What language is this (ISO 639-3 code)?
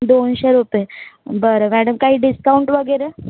mar